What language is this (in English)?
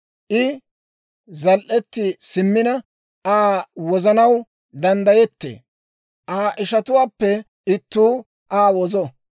Dawro